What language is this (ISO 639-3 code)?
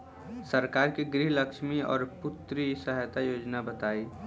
bho